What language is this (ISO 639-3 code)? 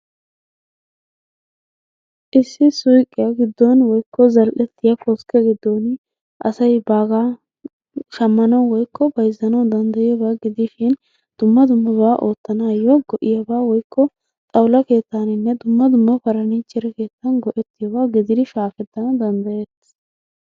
wal